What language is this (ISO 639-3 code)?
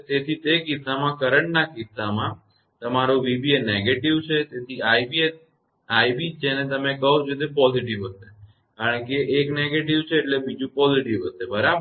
guj